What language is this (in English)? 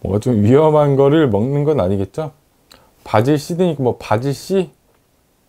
Korean